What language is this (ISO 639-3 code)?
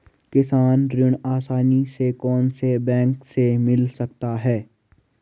hin